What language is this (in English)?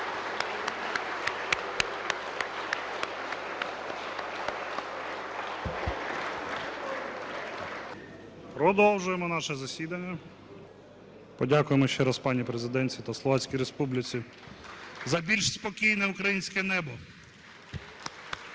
Ukrainian